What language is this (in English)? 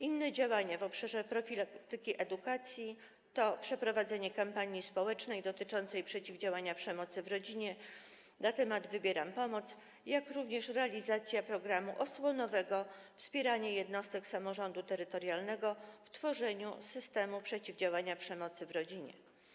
Polish